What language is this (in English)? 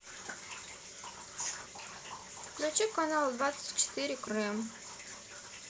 Russian